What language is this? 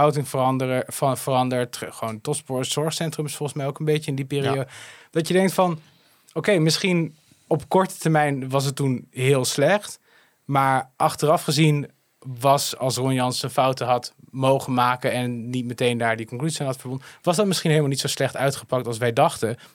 Dutch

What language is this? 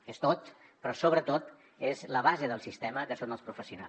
Catalan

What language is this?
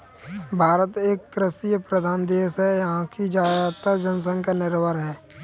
Hindi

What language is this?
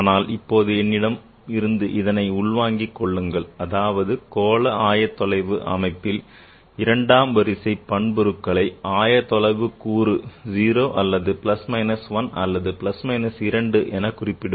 Tamil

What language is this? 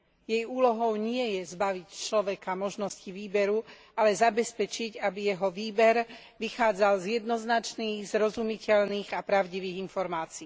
Slovak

